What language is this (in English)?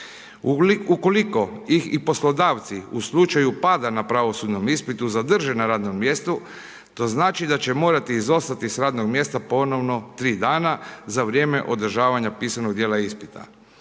Croatian